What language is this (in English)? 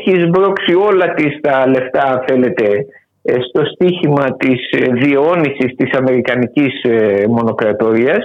Greek